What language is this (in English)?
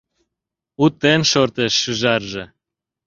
Mari